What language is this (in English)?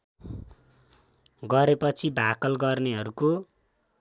Nepali